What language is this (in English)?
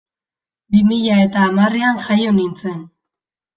Basque